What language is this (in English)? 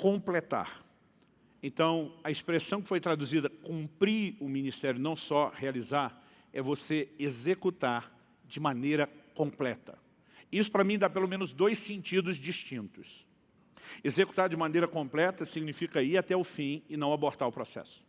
Portuguese